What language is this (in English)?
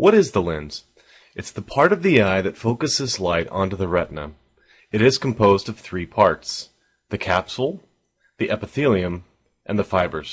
English